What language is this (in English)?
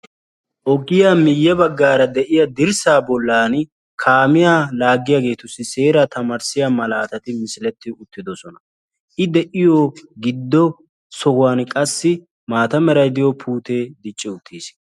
Wolaytta